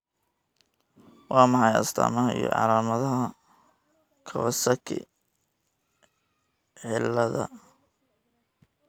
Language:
Somali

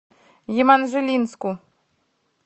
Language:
Russian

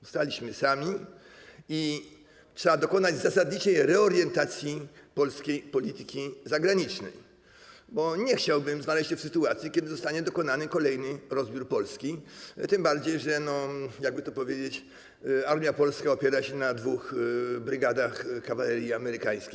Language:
Polish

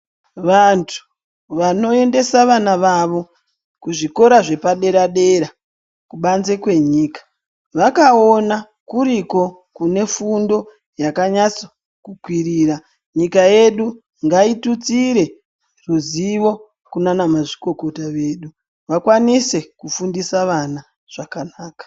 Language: Ndau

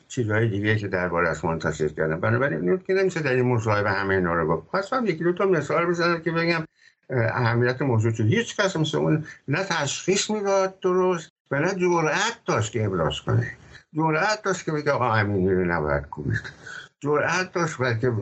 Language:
Persian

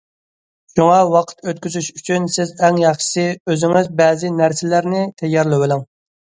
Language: Uyghur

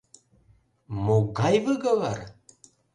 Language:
Mari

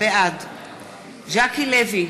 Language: Hebrew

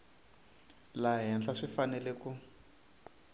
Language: Tsonga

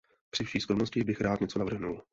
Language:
Czech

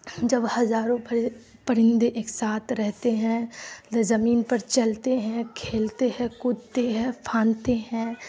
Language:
Urdu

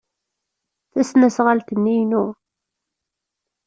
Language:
Kabyle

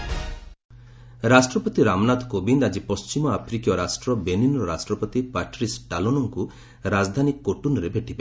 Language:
Odia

